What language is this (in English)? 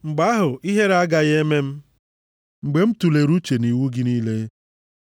Igbo